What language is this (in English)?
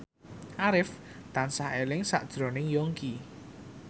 Javanese